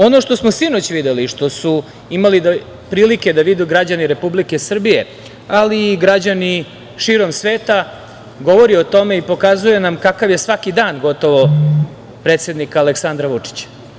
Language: Serbian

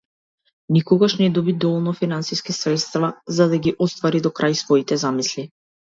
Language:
Macedonian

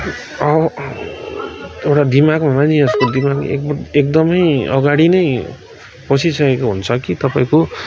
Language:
Nepali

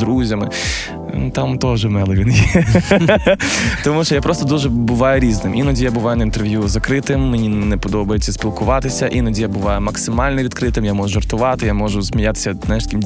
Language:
Ukrainian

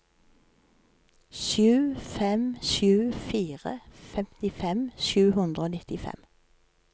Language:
Norwegian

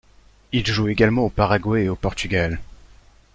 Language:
French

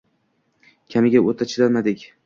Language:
Uzbek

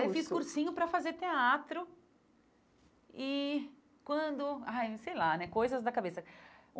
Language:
Portuguese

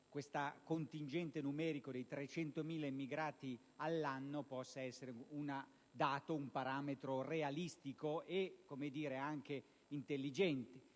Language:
Italian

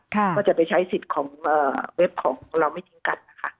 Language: Thai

